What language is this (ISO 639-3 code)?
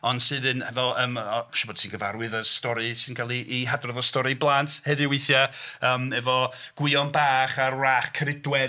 cym